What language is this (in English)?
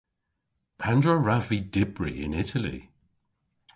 Cornish